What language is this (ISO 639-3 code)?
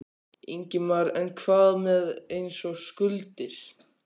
isl